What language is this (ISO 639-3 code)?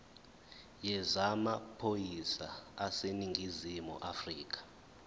zul